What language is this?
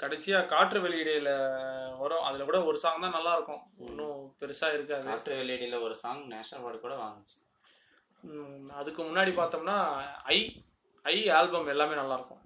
Tamil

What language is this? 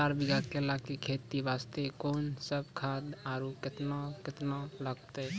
Maithili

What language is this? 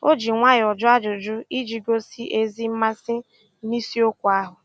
Igbo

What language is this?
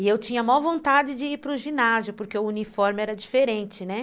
Portuguese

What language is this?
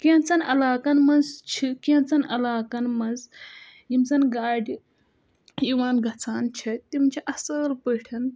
Kashmiri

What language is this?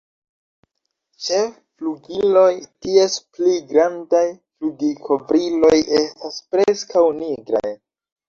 Esperanto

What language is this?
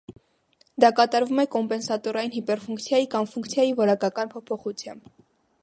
Armenian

